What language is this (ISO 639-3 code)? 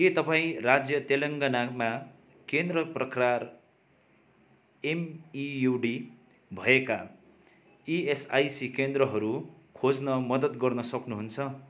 nep